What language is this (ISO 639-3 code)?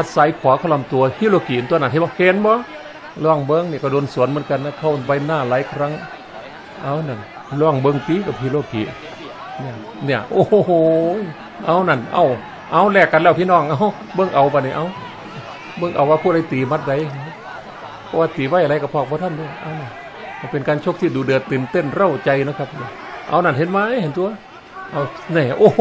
tha